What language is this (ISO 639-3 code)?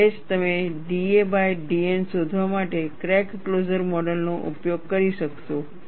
guj